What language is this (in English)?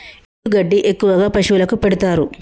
Telugu